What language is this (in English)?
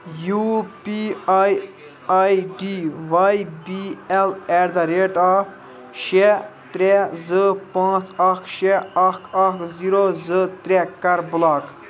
Kashmiri